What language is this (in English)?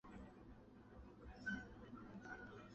Chinese